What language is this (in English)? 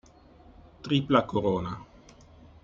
Italian